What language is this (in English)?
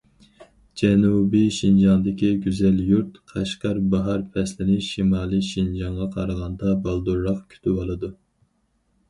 Uyghur